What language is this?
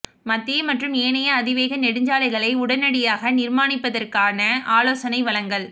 Tamil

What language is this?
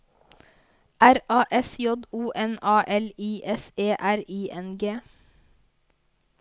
Norwegian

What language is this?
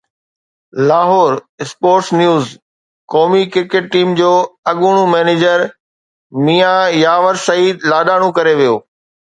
Sindhi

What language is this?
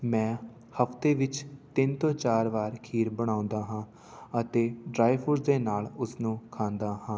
Punjabi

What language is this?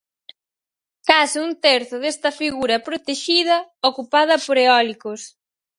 Galician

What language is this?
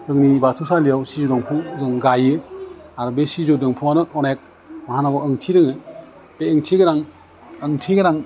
Bodo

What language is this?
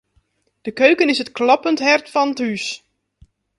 Western Frisian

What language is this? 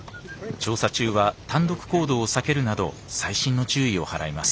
Japanese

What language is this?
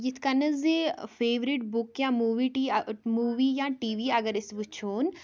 Kashmiri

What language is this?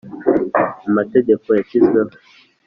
Kinyarwanda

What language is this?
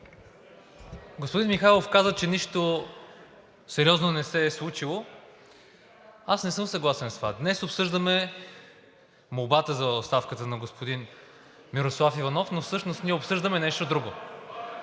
Bulgarian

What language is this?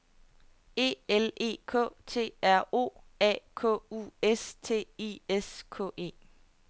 Danish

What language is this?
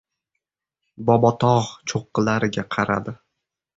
Uzbek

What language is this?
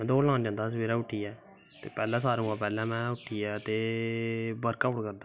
Dogri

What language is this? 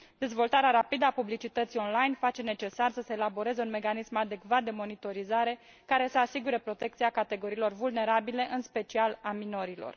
Romanian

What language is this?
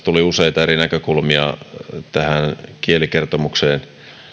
Finnish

